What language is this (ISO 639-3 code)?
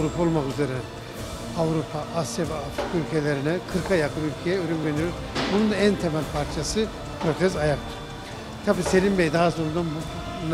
tur